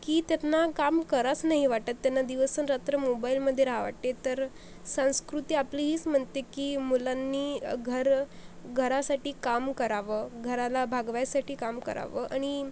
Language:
Marathi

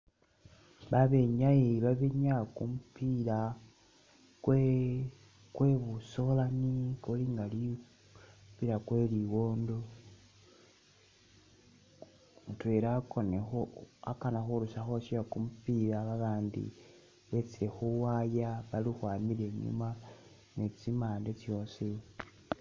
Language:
Masaaba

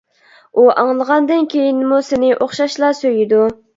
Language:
Uyghur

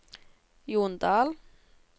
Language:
Norwegian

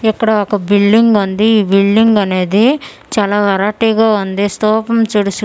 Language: Telugu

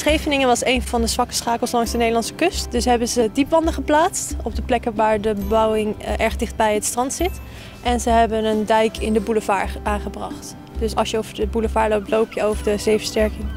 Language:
Dutch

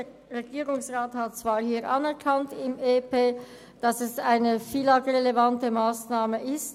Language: Swiss German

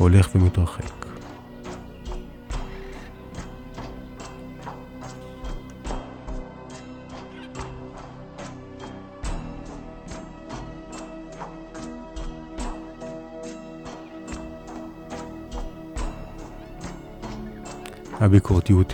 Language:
Hebrew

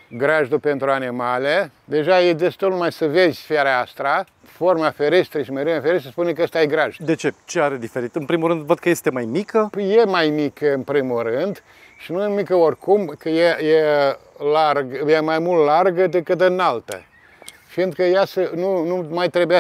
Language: Romanian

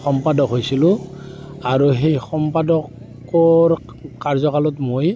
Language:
Assamese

